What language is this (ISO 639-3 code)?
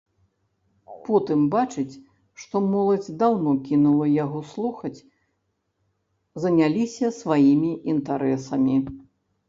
bel